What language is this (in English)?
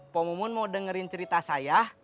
Indonesian